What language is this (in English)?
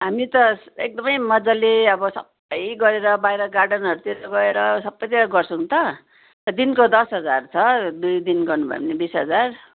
Nepali